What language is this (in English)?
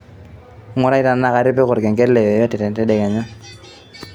Masai